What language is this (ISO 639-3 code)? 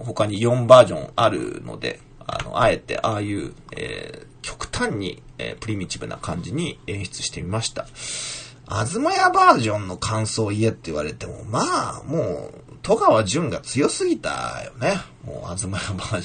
jpn